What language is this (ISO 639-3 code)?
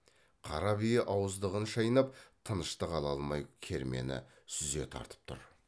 kaz